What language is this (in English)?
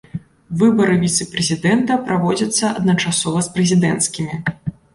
Belarusian